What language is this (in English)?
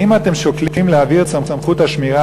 Hebrew